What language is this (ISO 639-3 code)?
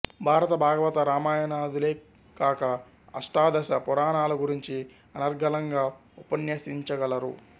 tel